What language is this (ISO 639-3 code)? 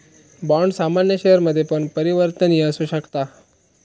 mar